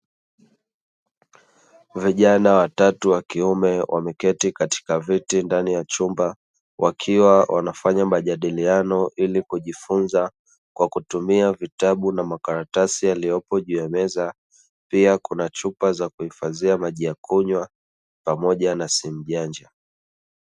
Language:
Swahili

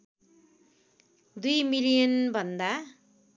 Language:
Nepali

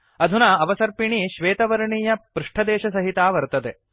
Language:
Sanskrit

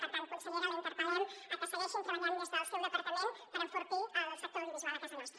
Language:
Catalan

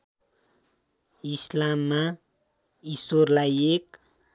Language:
Nepali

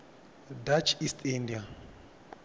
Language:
Tsonga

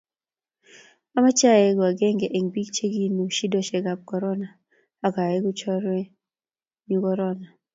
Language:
Kalenjin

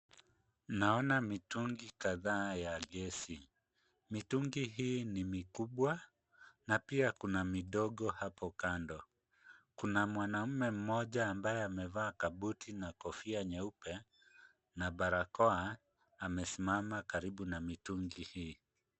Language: Swahili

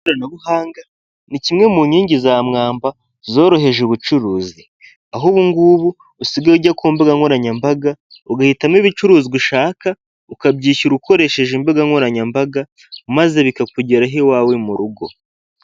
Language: Kinyarwanda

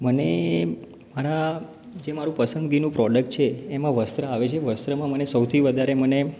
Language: Gujarati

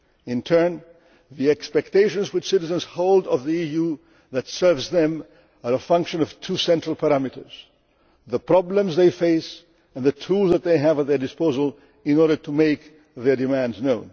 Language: English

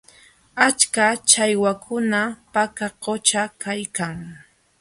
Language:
Jauja Wanca Quechua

